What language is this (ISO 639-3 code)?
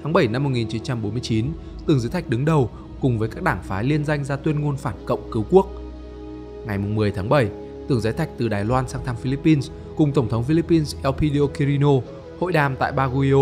vie